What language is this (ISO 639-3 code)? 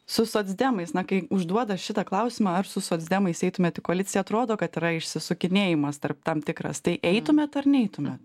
lit